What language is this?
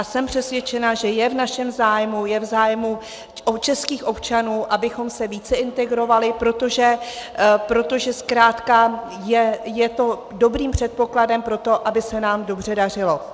Czech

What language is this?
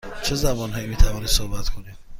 Persian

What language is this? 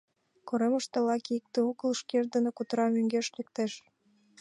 Mari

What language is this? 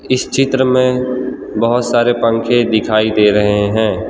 Hindi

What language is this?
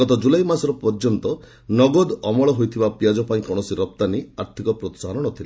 Odia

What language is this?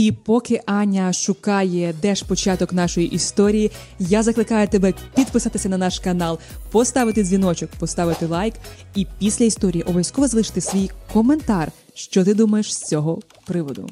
Ukrainian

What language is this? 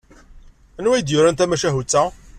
Kabyle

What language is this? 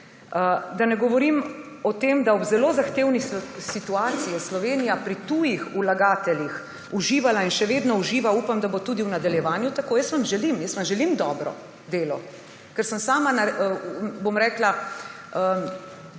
Slovenian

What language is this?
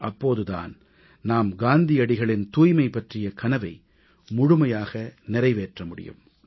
Tamil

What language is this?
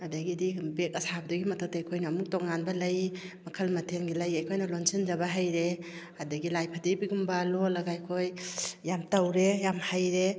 Manipuri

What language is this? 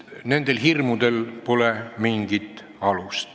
Estonian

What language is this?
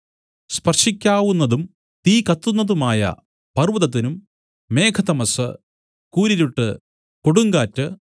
Malayalam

